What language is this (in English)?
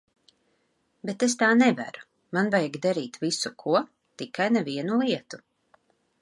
Latvian